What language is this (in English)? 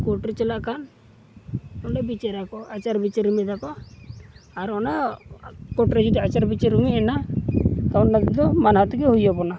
Santali